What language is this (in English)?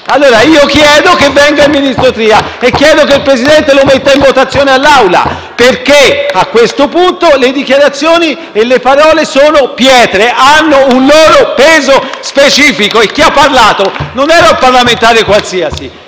Italian